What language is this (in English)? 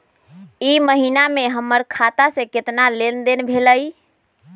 Magahi